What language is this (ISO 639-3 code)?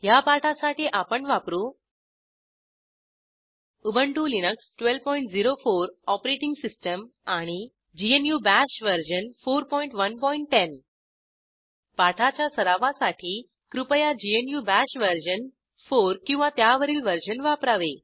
mar